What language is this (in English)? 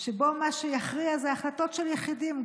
Hebrew